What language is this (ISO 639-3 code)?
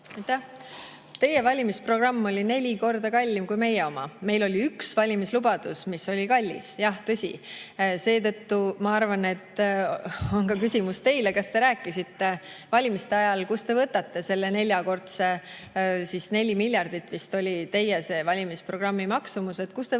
est